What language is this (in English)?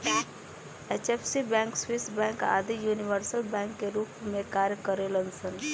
Bhojpuri